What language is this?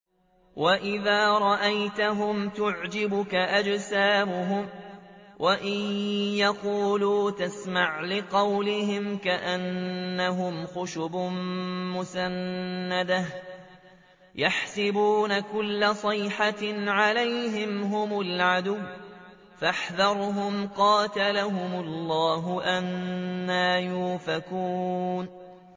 Arabic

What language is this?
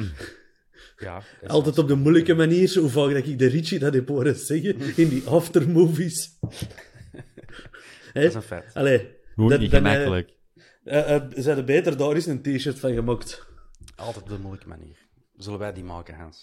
Dutch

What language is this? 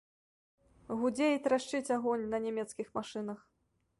Belarusian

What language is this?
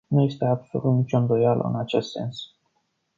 Romanian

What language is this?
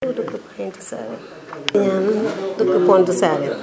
Wolof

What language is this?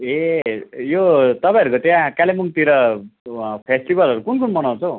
Nepali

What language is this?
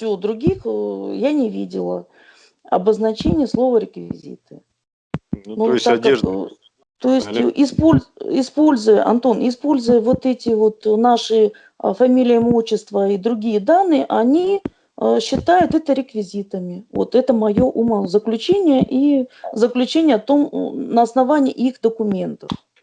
Russian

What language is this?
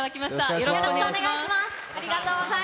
Japanese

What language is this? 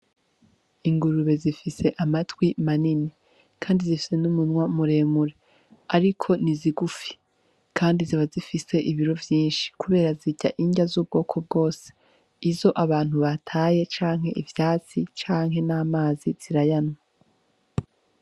Rundi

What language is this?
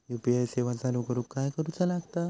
Marathi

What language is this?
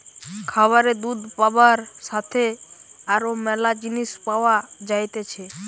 Bangla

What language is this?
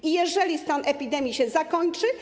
Polish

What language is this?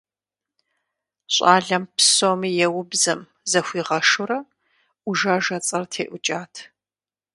Kabardian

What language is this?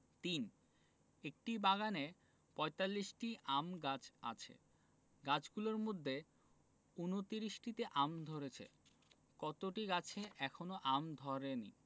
Bangla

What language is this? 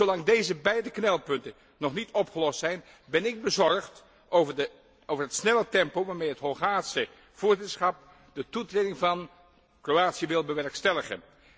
Dutch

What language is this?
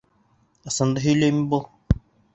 Bashkir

